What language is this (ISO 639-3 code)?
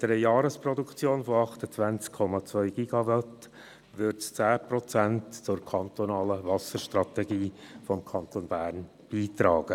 gsw